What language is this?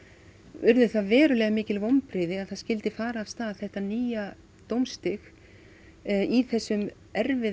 Icelandic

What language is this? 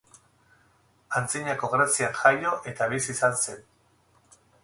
Basque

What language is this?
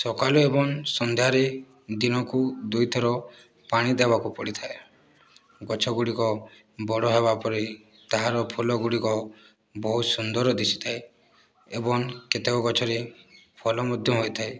Odia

